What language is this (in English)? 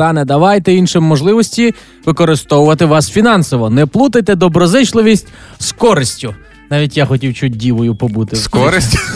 Ukrainian